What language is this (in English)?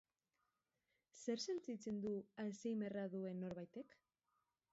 Basque